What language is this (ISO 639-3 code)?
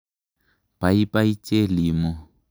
kln